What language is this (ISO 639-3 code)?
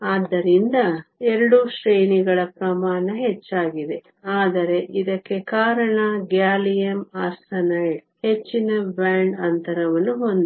kan